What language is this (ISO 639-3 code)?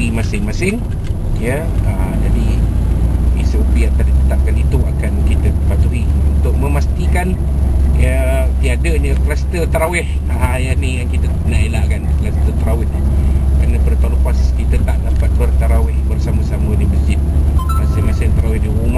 msa